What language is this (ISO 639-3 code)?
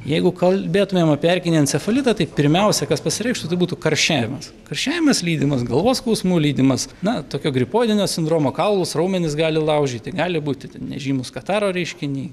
lit